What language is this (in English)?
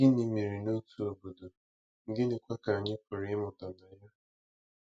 Igbo